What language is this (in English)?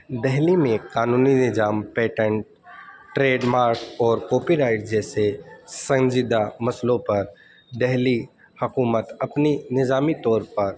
Urdu